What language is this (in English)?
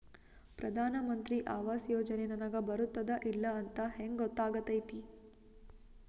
Kannada